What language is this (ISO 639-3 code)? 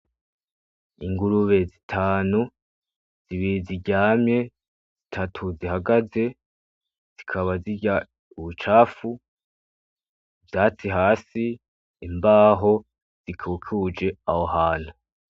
run